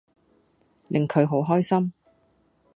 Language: Cantonese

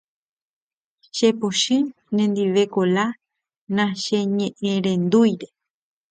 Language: Guarani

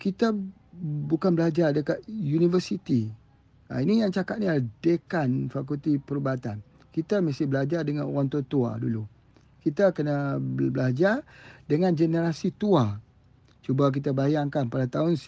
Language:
Malay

